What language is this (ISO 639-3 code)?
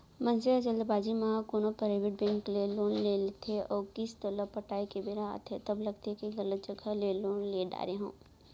hne